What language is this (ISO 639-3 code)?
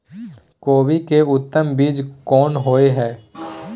mai